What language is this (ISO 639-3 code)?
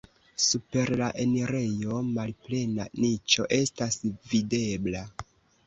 epo